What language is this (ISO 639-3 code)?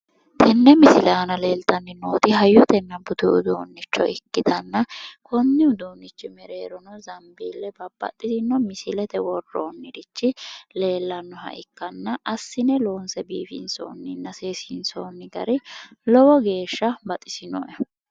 sid